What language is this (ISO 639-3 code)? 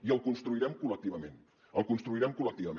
cat